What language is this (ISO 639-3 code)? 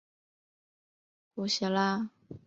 zho